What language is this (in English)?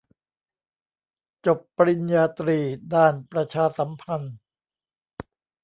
Thai